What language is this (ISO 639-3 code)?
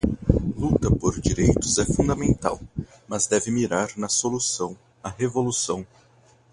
por